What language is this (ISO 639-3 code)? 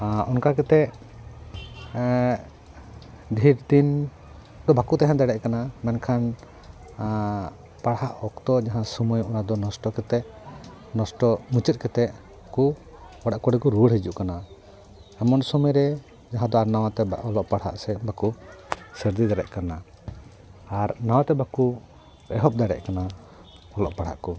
sat